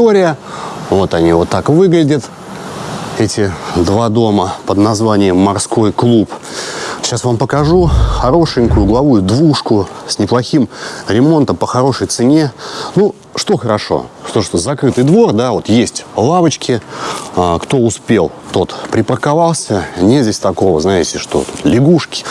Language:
Russian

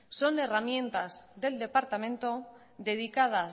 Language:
Spanish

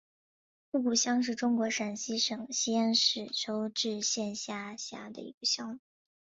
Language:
Chinese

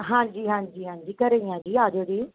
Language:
Punjabi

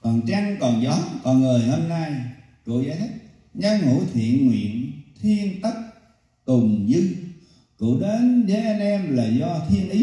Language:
Vietnamese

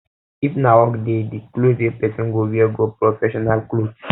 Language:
Nigerian Pidgin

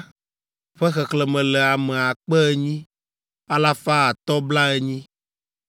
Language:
Ewe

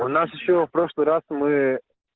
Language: Russian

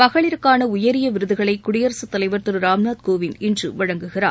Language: Tamil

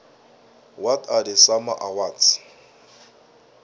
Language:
South Ndebele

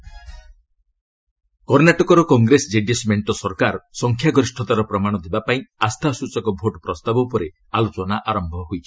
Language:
Odia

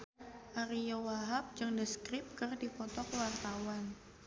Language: Sundanese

